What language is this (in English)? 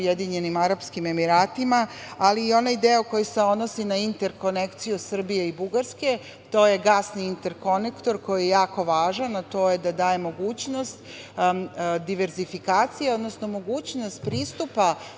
Serbian